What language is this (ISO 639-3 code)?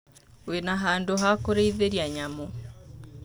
kik